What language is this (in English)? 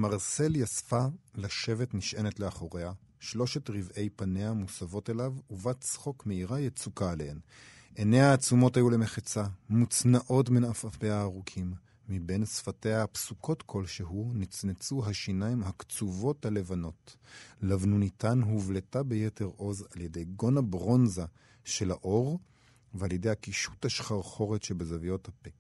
Hebrew